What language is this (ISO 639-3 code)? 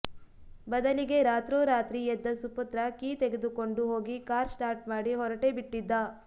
kan